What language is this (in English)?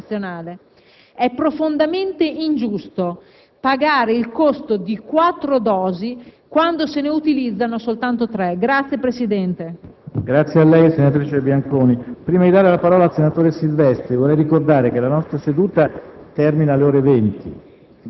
Italian